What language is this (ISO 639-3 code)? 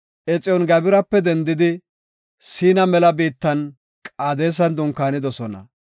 gof